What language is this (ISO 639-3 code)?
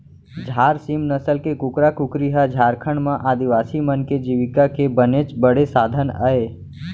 hne